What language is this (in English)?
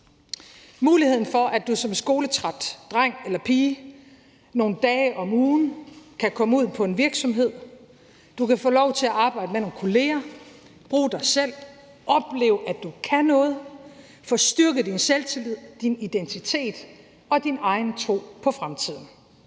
Danish